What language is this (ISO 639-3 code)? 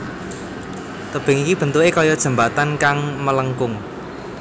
jav